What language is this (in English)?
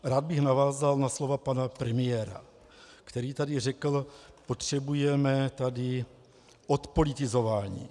Czech